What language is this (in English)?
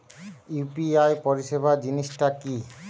Bangla